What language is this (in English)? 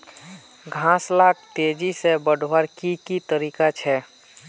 Magahi